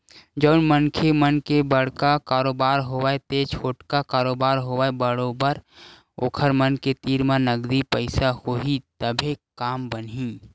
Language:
Chhattisgarhi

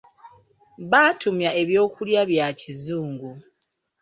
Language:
Ganda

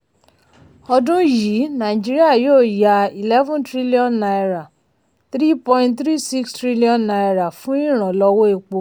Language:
Yoruba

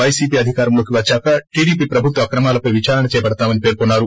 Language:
Telugu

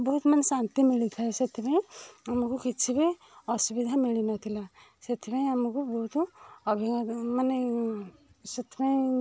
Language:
Odia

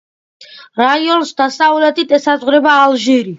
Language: Georgian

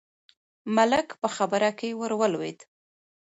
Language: Pashto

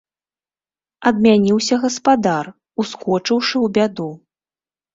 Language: Belarusian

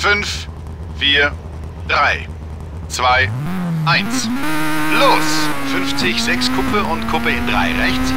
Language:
German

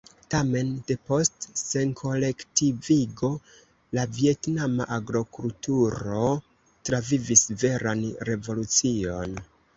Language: Esperanto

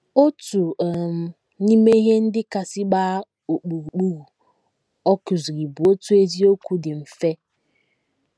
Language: Igbo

